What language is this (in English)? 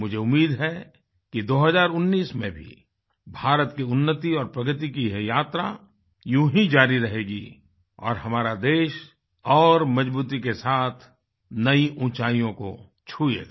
Hindi